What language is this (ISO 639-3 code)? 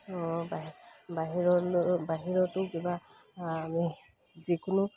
asm